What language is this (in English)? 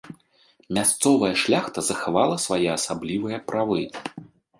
Belarusian